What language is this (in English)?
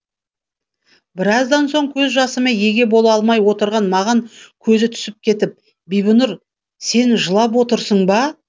Kazakh